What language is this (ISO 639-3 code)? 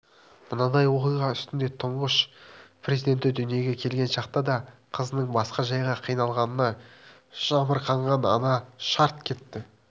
kaz